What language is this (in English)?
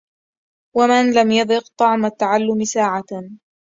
Arabic